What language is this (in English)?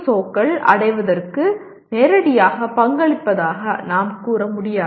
Tamil